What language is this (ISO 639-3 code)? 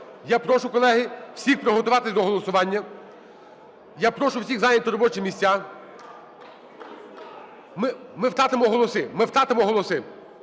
ukr